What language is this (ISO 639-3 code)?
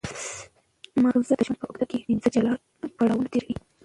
pus